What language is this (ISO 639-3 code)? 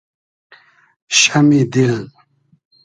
haz